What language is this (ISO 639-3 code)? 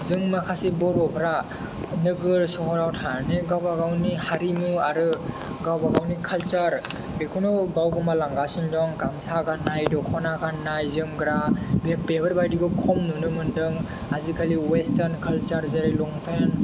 brx